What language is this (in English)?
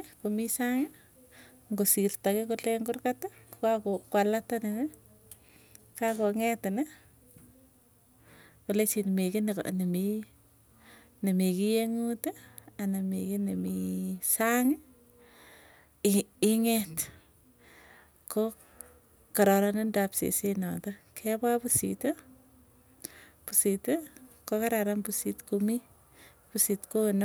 Tugen